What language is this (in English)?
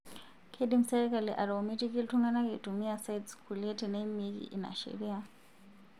Masai